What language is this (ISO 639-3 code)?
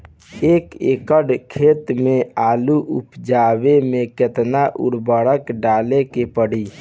bho